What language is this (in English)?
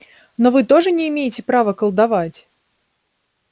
Russian